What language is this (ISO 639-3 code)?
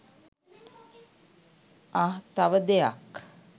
sin